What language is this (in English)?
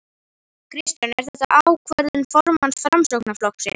Icelandic